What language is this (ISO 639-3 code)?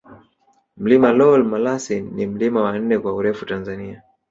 swa